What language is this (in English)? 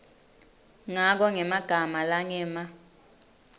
Swati